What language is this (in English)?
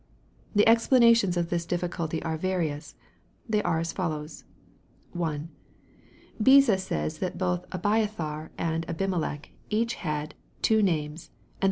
English